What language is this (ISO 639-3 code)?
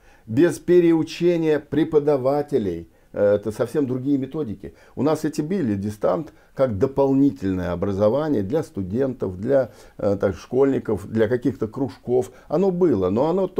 rus